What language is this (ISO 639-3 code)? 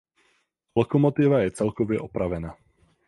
ces